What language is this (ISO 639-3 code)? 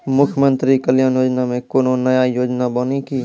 mai